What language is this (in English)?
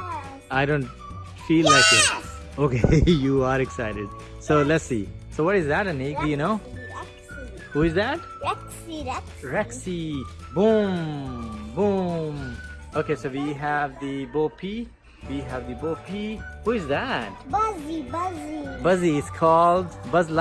English